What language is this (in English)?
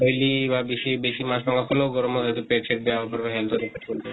Assamese